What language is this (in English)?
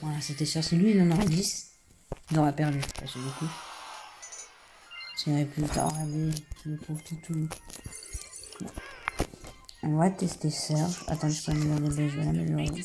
French